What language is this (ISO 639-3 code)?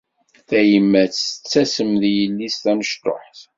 kab